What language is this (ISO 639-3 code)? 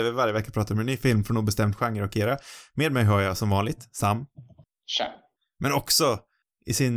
swe